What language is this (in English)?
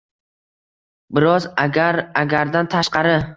Uzbek